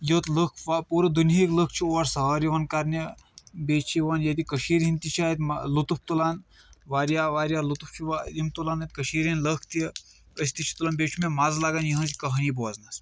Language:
Kashmiri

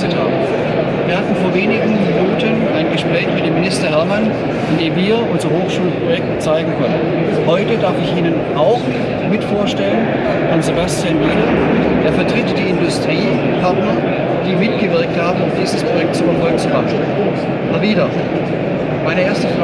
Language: German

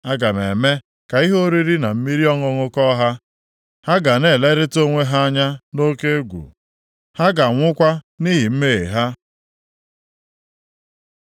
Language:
Igbo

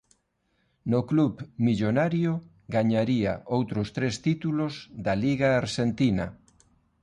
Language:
Galician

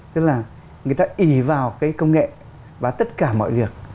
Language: Vietnamese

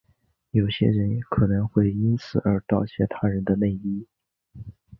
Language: Chinese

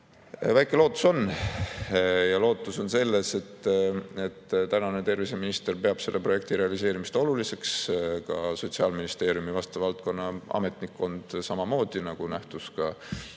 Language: Estonian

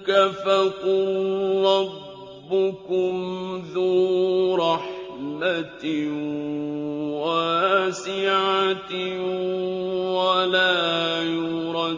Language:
Arabic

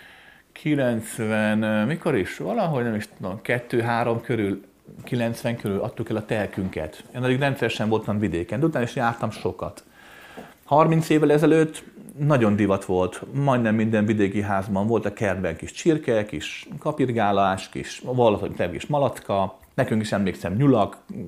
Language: Hungarian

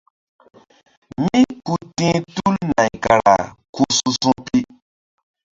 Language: Mbum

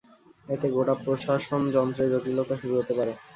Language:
Bangla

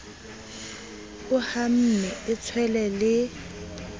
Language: Southern Sotho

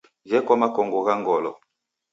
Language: Taita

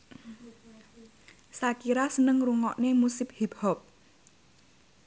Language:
Javanese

